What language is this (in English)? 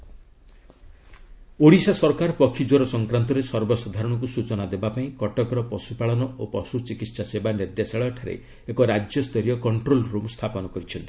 Odia